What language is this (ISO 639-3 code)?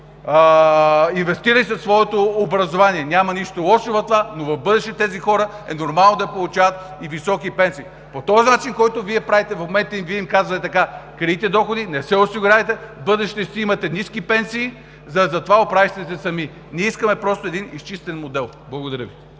bul